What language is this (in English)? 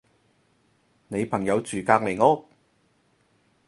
Cantonese